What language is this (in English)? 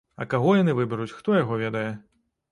Belarusian